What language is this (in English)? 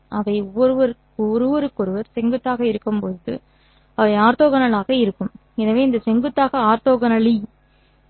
Tamil